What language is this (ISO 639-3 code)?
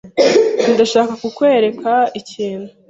kin